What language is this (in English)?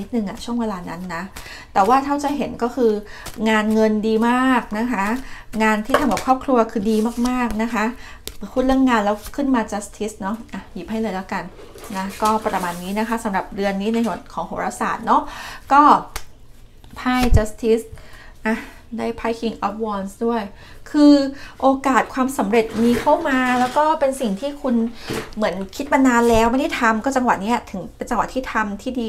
Thai